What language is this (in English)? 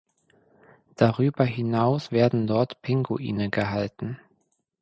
German